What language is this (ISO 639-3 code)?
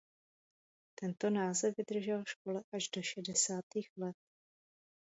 ces